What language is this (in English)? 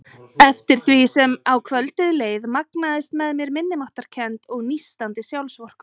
Icelandic